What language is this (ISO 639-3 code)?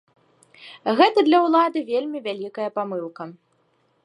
bel